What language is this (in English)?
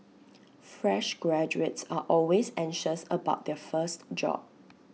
English